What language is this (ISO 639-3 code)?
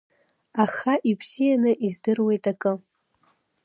abk